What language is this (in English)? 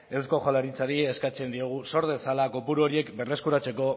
Basque